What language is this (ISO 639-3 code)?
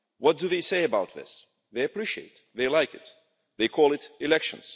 eng